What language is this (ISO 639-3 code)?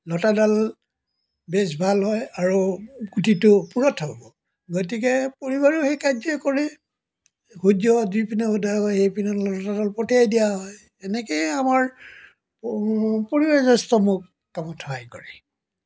asm